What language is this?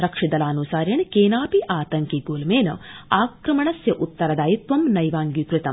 Sanskrit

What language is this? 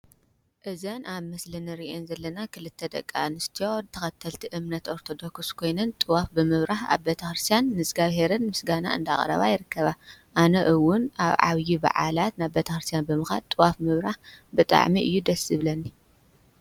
Tigrinya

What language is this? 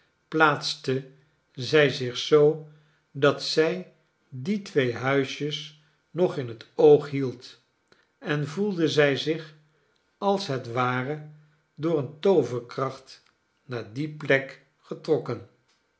Dutch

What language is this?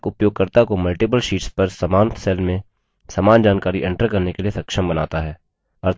Hindi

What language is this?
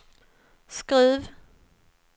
Swedish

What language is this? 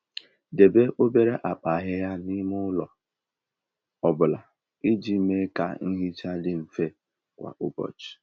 Igbo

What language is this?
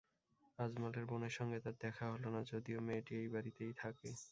Bangla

